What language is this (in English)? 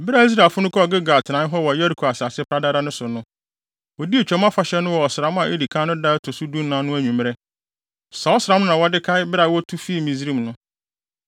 Akan